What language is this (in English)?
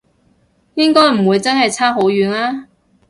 Cantonese